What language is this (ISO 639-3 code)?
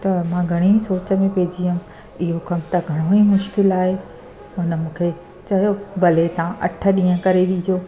snd